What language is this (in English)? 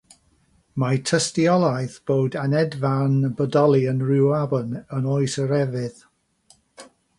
Welsh